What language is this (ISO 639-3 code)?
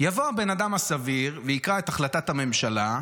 heb